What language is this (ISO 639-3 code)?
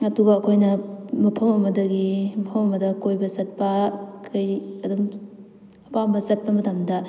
mni